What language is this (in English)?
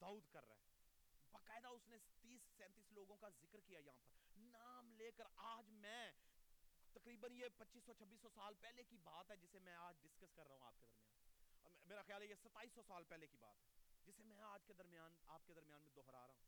Urdu